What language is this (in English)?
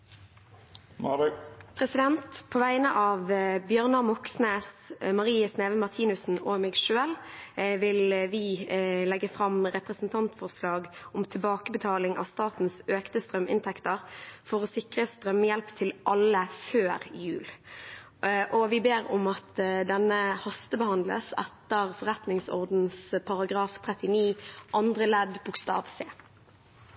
Norwegian